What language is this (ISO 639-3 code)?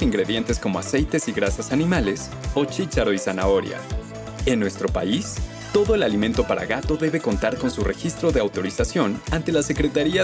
spa